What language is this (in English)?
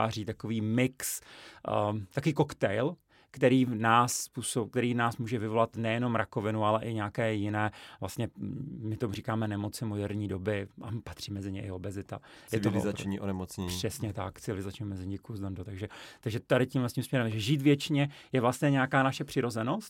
Czech